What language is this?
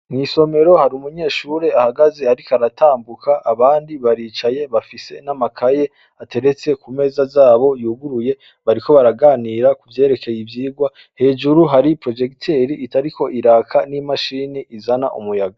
Rundi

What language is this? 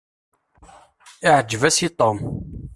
Kabyle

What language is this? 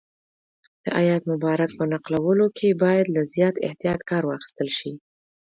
Pashto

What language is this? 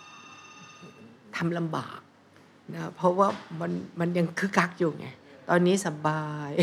Thai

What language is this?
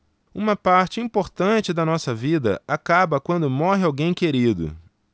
Portuguese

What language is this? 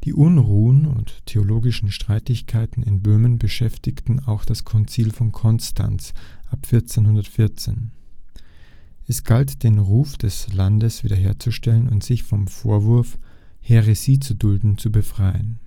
German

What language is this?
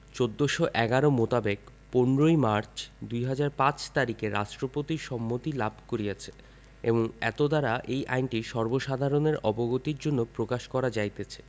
Bangla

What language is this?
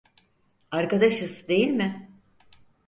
Turkish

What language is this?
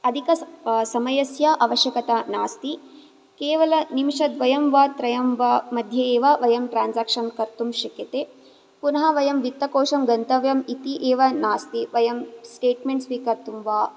Sanskrit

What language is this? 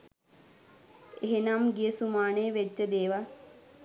Sinhala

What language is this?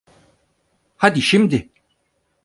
Turkish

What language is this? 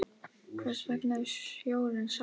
Icelandic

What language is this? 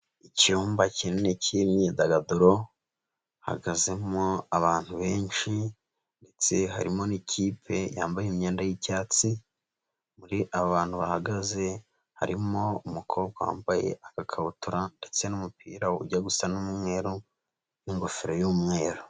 Kinyarwanda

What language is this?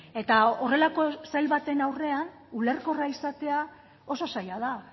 Basque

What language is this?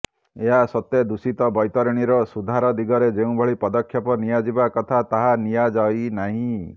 Odia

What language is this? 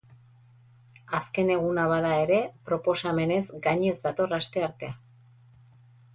Basque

